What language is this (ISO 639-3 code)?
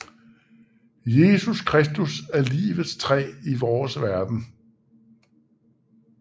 dan